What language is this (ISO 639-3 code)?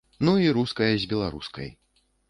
bel